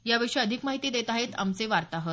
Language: Marathi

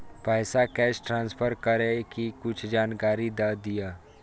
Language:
Maithili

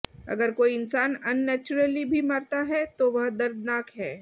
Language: Hindi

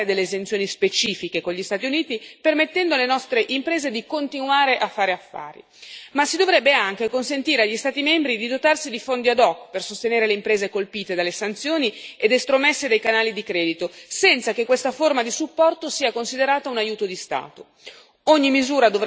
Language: Italian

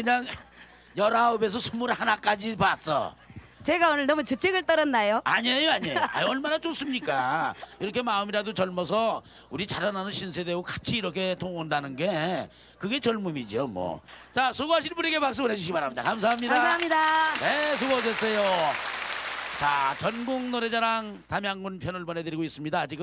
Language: Korean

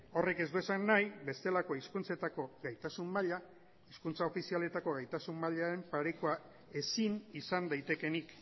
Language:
Basque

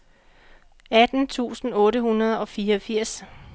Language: Danish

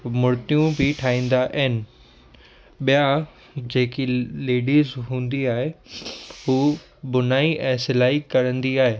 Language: Sindhi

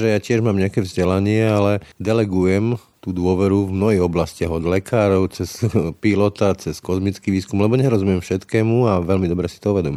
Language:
Slovak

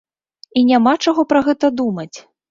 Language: Belarusian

